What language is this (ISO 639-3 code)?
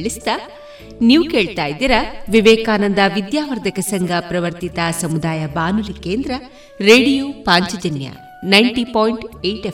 kan